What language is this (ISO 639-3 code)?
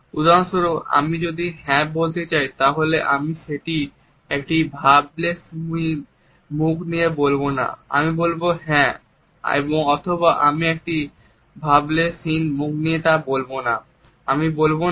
ben